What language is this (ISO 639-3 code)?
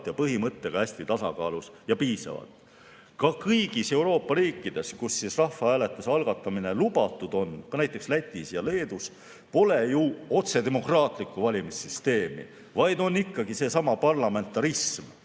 est